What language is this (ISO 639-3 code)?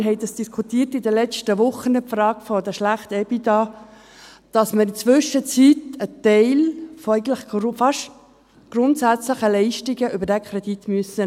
gsw